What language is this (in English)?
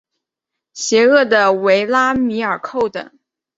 Chinese